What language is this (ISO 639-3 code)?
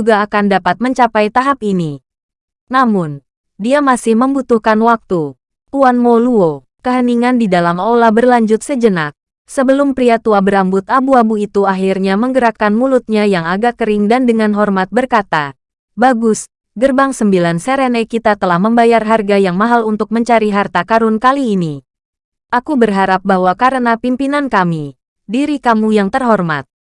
ind